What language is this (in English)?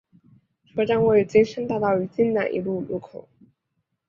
Chinese